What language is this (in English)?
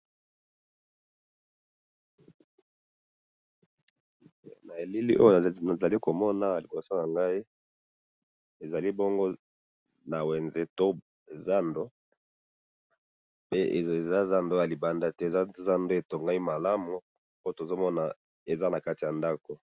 Lingala